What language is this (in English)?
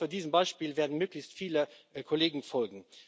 German